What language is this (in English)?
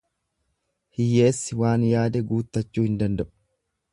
Oromo